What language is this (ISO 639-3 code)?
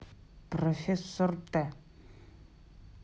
rus